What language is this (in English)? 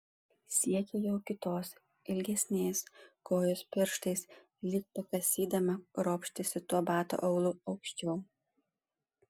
Lithuanian